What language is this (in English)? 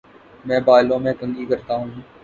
Urdu